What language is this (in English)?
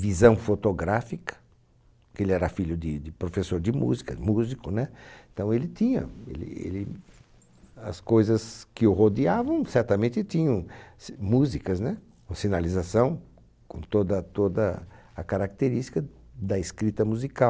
Portuguese